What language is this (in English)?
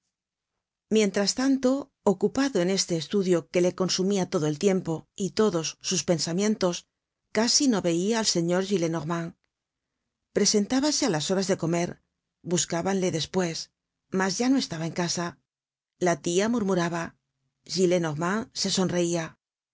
Spanish